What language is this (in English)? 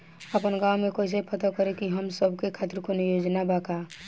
Bhojpuri